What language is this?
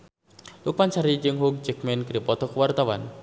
Sundanese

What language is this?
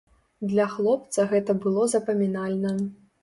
Belarusian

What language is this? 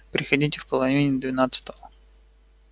Russian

